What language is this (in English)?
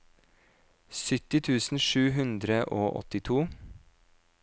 Norwegian